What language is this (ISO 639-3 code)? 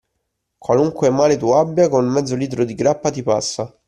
ita